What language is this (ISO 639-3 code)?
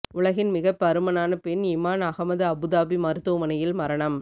tam